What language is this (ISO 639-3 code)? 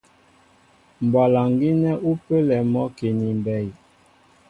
mbo